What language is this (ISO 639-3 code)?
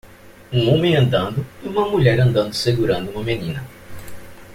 por